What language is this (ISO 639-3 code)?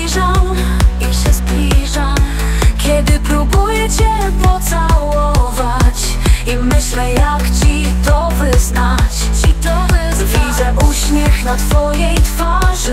pol